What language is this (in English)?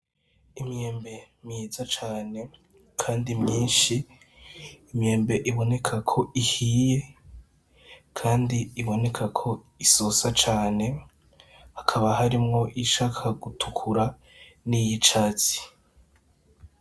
Rundi